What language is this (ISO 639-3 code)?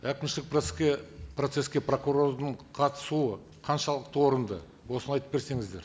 kaz